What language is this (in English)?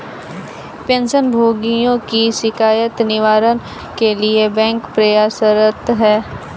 Hindi